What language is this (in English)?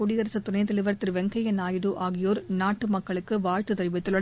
Tamil